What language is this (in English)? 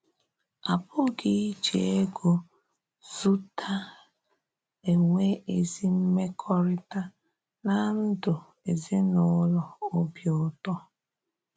Igbo